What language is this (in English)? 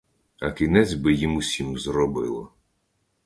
Ukrainian